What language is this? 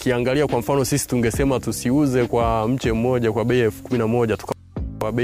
Swahili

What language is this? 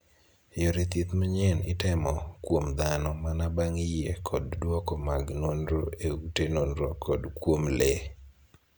Luo (Kenya and Tanzania)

